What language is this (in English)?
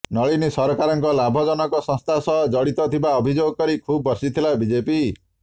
Odia